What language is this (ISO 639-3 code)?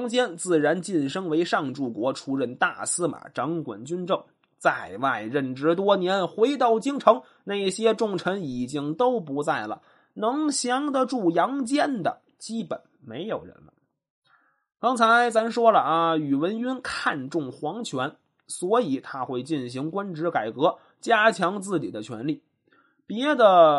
zho